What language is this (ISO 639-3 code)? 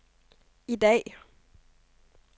dan